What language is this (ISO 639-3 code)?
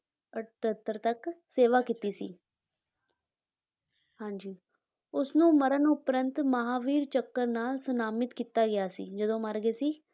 pan